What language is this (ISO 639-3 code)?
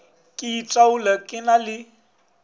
nso